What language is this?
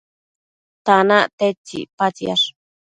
Matsés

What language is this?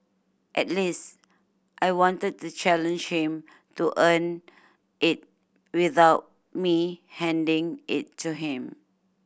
English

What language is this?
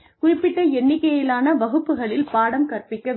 Tamil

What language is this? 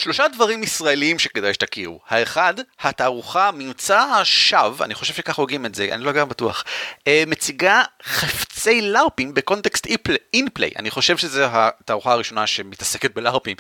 Hebrew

